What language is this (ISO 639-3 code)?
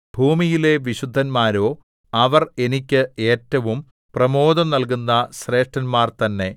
mal